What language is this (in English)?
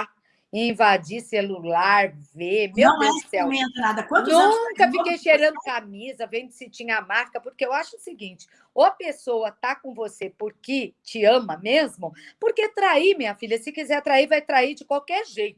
Portuguese